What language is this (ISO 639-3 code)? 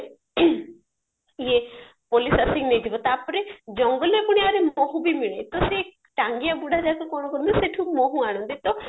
ori